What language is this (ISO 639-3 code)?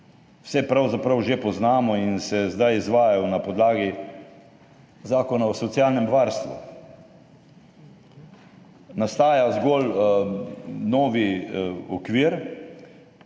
slv